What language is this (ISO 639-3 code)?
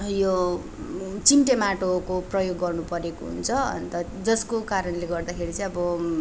nep